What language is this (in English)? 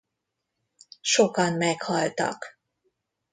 Hungarian